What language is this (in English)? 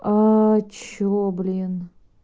Russian